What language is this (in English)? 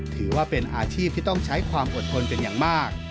Thai